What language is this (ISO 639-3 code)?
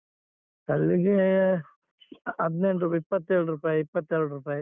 kan